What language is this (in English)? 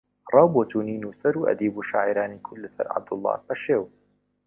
Central Kurdish